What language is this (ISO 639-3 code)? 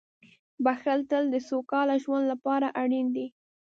pus